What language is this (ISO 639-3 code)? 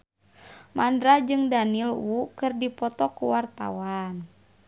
sun